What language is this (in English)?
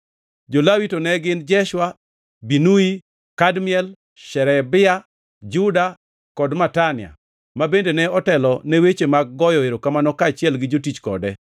Luo (Kenya and Tanzania)